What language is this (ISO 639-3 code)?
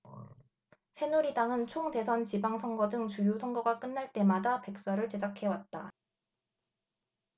kor